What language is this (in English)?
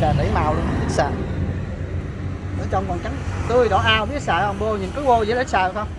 Vietnamese